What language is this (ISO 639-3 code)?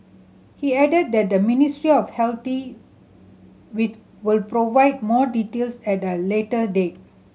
eng